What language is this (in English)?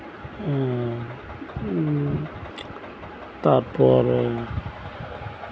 Santali